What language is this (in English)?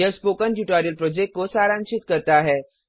Hindi